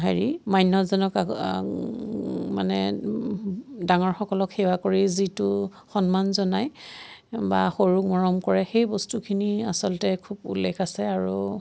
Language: Assamese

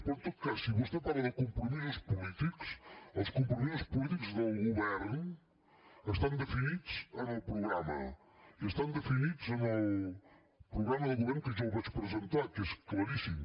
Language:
Catalan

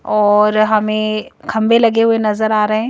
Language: Hindi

